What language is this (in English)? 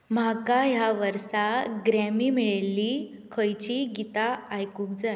Konkani